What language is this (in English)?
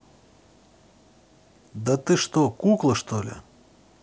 Russian